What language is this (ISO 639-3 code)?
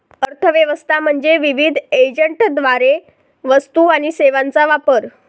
mar